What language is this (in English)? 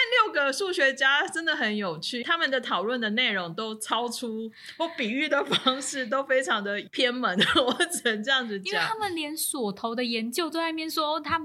Chinese